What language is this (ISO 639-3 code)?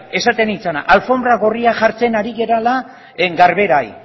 eus